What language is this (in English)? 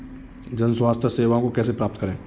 Hindi